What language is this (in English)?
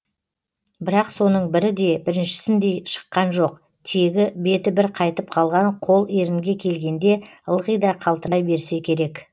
Kazakh